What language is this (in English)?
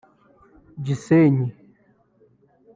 Kinyarwanda